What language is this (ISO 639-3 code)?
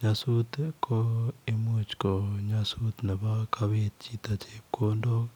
kln